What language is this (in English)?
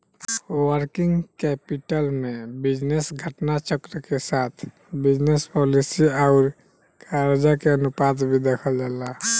Bhojpuri